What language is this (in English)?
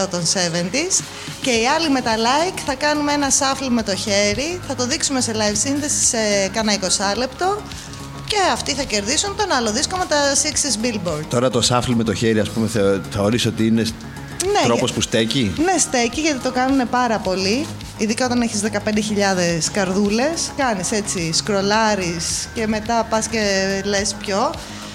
Greek